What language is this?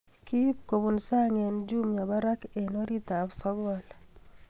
Kalenjin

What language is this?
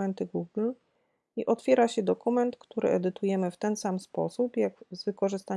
Polish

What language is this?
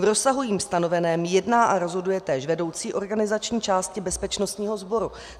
Czech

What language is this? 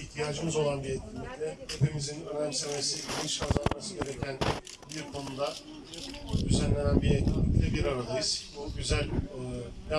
Turkish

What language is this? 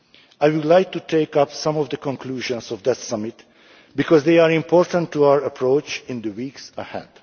English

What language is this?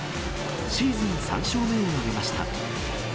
Japanese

